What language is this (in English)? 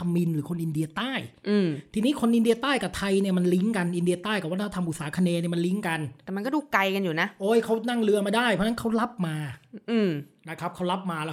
Thai